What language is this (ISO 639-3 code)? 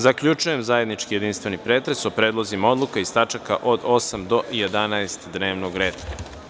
srp